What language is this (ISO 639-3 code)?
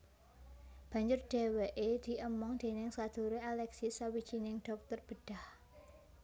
jav